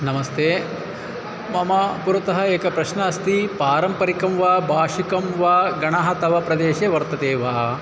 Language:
Sanskrit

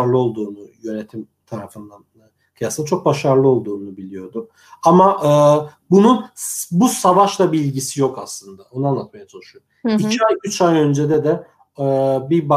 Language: Turkish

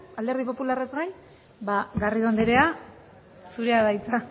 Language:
Basque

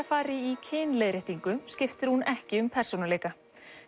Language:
Icelandic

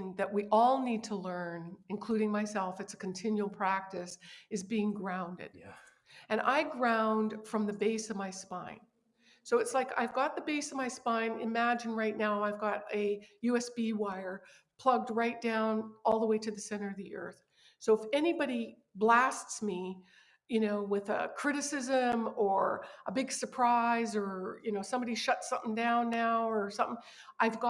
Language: English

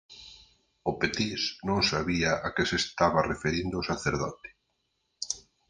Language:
Galician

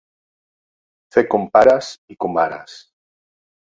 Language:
Catalan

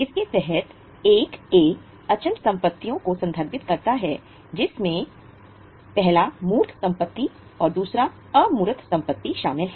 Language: Hindi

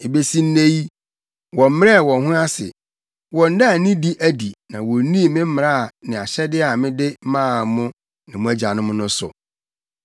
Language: Akan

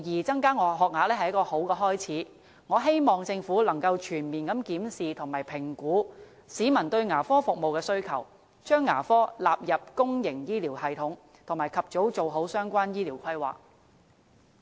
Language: Cantonese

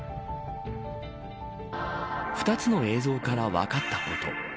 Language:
Japanese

